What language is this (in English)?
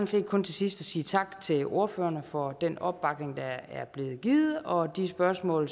Danish